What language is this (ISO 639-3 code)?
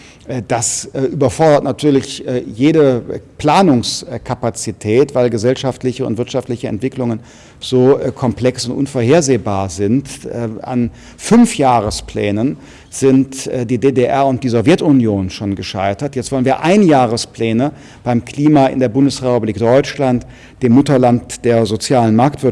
deu